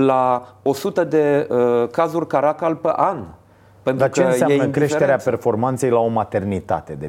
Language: Romanian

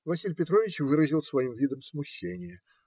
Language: Russian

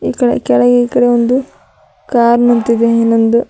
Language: Kannada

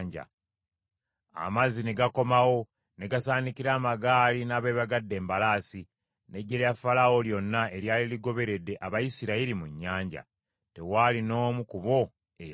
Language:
Ganda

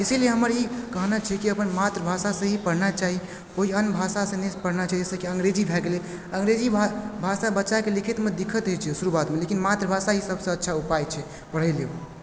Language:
Maithili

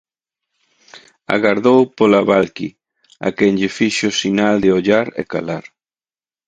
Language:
Galician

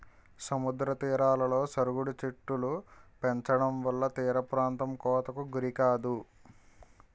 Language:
Telugu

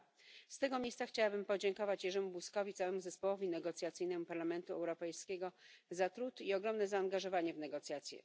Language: Polish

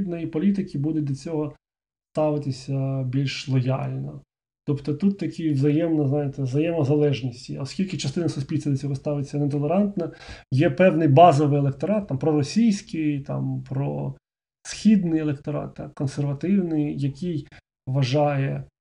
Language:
Ukrainian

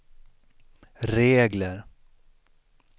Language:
Swedish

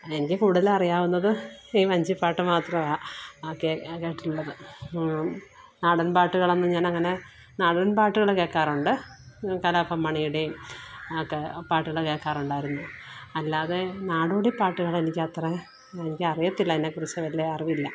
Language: Malayalam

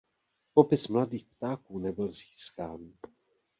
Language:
Czech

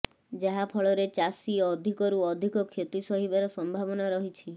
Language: Odia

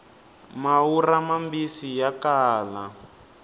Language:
Tsonga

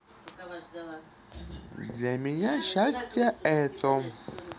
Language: Russian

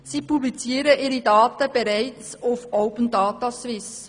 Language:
Swiss German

